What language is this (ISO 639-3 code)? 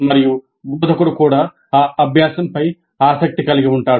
tel